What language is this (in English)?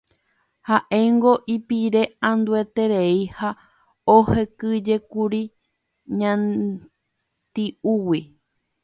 Guarani